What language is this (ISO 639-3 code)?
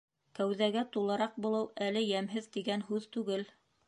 bak